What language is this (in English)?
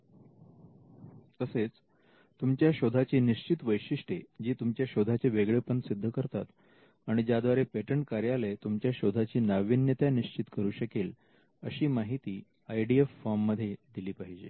Marathi